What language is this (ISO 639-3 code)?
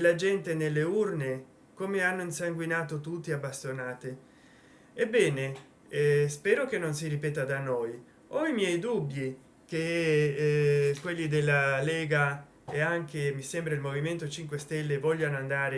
ita